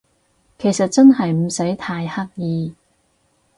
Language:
Cantonese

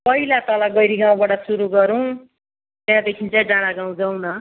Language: Nepali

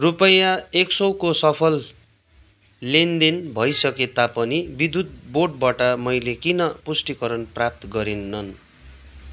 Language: Nepali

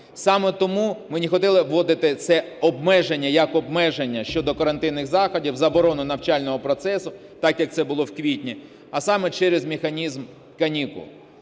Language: Ukrainian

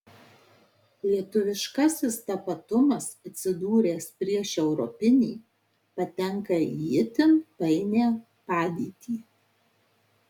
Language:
Lithuanian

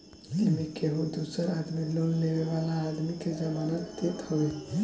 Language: Bhojpuri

